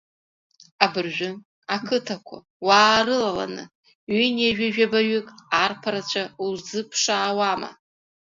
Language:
Abkhazian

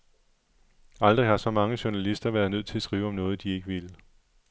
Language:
Danish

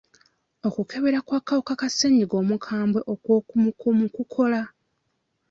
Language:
Ganda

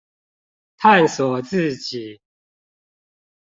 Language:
Chinese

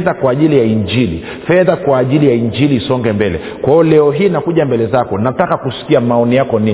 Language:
Swahili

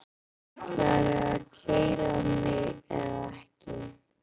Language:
Icelandic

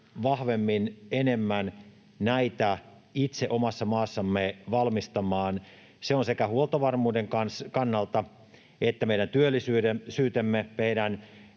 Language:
Finnish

